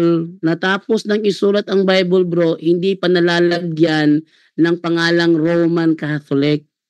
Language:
Filipino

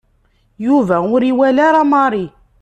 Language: Kabyle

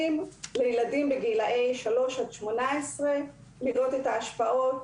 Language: Hebrew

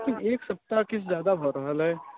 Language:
Maithili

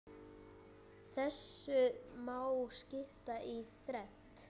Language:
Icelandic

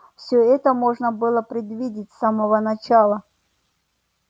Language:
Russian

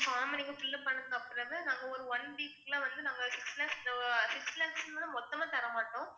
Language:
Tamil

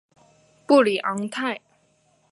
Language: Chinese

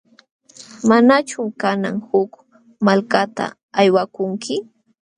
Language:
Jauja Wanca Quechua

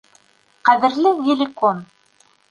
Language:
Bashkir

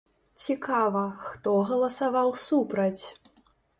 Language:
Belarusian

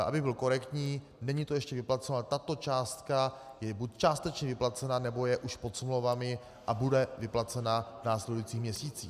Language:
Czech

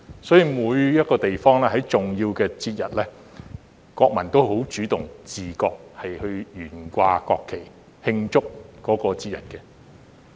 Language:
Cantonese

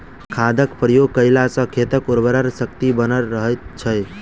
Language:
Maithili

